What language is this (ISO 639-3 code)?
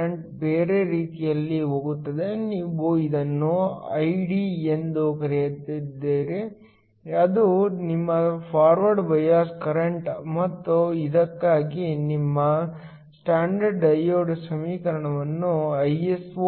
kan